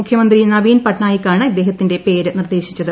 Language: Malayalam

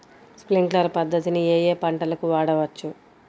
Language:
Telugu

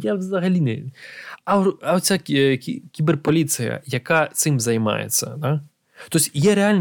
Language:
Ukrainian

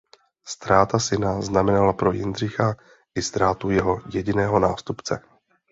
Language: Czech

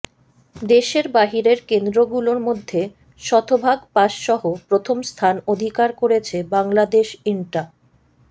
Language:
Bangla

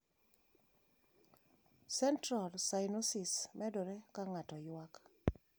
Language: Luo (Kenya and Tanzania)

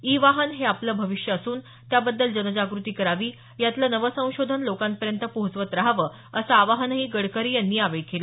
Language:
Marathi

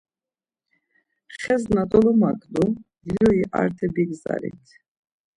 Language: Laz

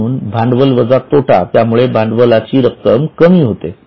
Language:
Marathi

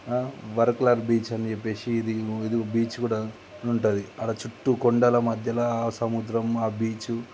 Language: Telugu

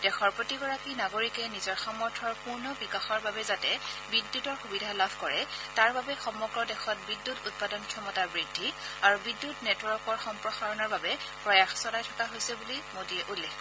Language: Assamese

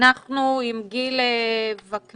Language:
Hebrew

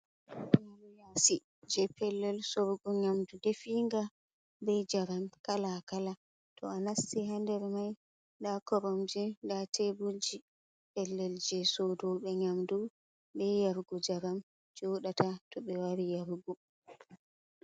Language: Fula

